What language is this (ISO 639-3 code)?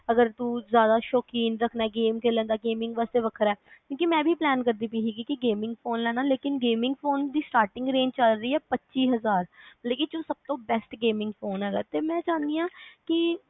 pan